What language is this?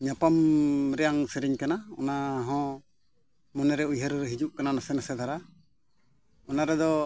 Santali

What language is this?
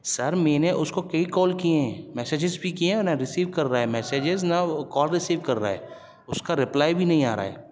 Urdu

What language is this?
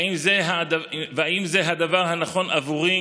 Hebrew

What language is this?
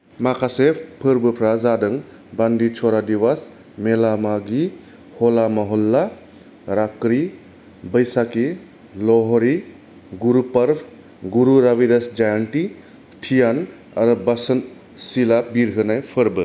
Bodo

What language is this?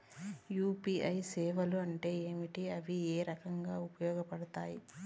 Telugu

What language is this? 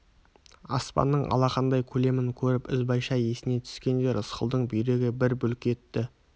Kazakh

